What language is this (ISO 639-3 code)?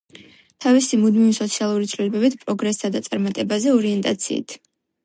kat